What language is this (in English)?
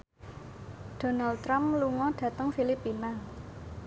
Javanese